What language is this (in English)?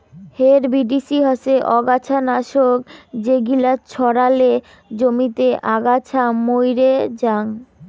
Bangla